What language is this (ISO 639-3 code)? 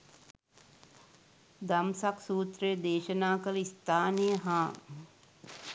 sin